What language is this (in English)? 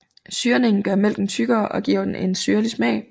Danish